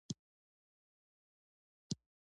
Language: Pashto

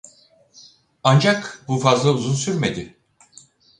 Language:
Turkish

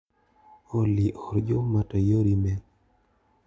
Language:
Luo (Kenya and Tanzania)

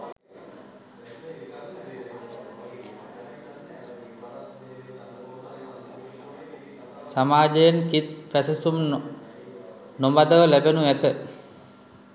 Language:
Sinhala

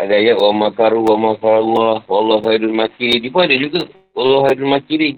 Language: Malay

